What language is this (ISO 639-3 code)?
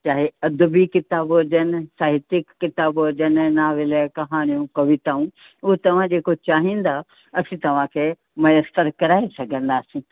snd